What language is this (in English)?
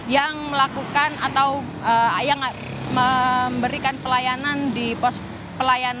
Indonesian